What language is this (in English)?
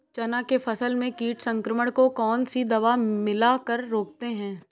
Hindi